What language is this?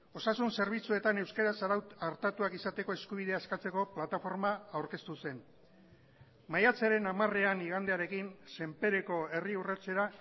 Basque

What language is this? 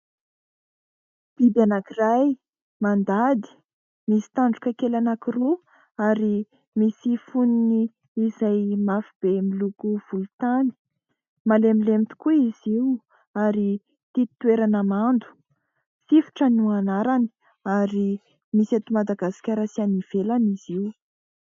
Malagasy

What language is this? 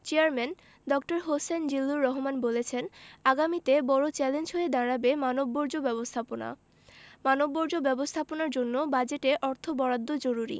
Bangla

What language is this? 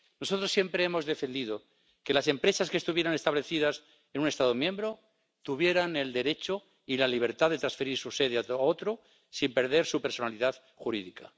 Spanish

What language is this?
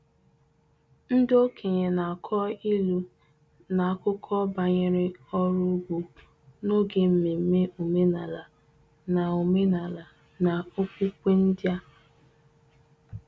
Igbo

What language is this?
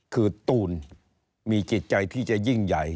Thai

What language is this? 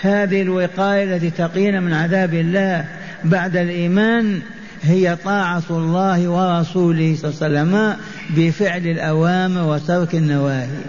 Arabic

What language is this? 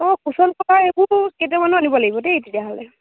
Assamese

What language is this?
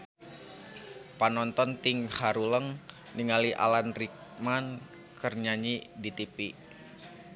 Sundanese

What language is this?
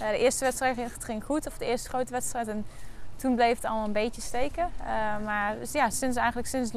Dutch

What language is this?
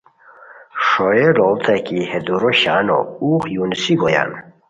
Khowar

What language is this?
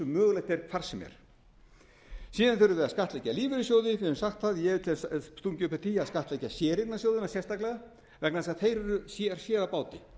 Icelandic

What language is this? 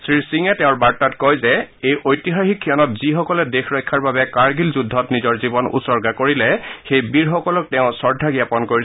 Assamese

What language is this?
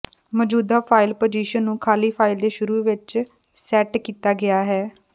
Punjabi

